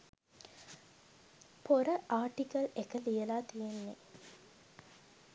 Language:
Sinhala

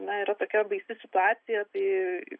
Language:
Lithuanian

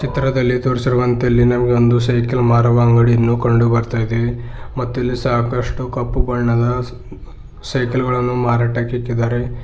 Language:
Kannada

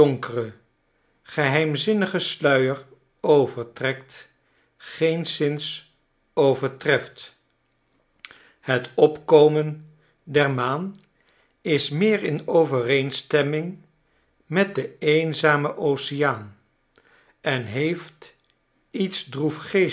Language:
Dutch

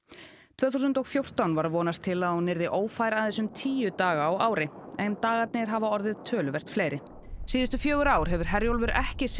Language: Icelandic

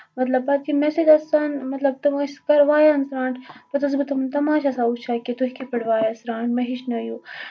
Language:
Kashmiri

